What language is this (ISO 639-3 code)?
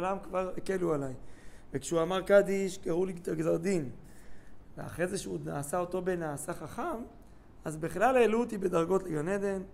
heb